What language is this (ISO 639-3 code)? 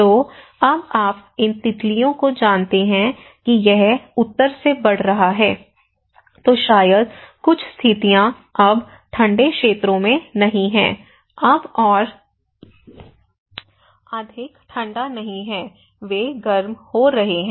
hin